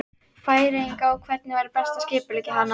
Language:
Icelandic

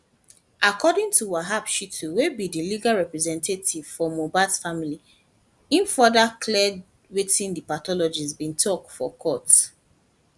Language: Nigerian Pidgin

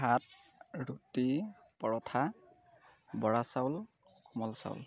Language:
Assamese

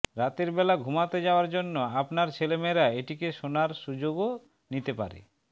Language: Bangla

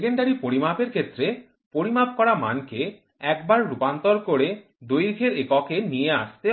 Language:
Bangla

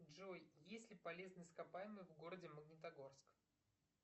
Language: Russian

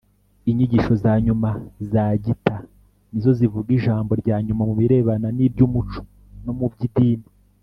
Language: Kinyarwanda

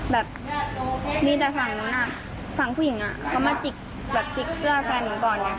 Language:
Thai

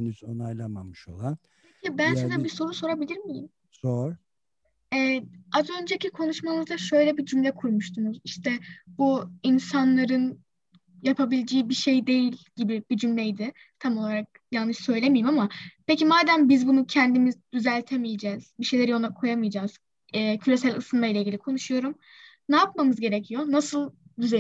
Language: Turkish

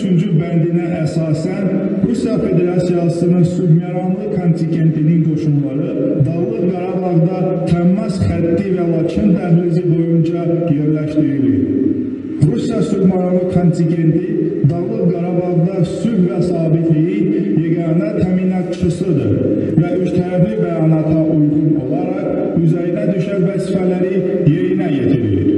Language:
Turkish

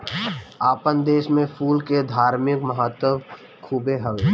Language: Bhojpuri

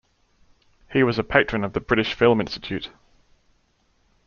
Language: English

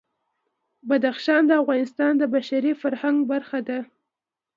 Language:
Pashto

